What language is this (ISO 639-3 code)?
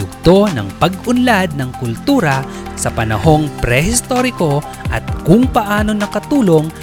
fil